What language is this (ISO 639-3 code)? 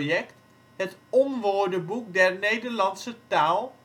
nld